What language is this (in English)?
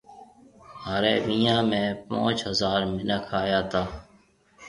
Marwari (Pakistan)